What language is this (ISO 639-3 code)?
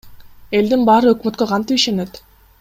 kir